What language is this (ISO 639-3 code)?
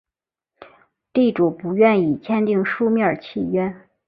zho